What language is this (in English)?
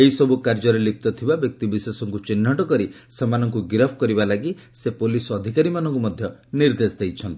Odia